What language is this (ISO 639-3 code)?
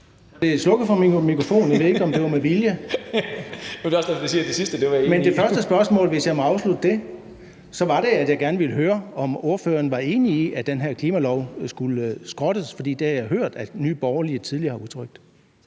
dan